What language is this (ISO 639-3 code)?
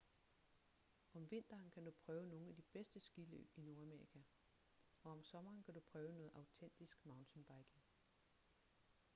dan